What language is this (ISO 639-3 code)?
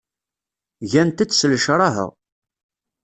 kab